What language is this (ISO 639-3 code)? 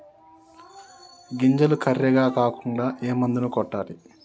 tel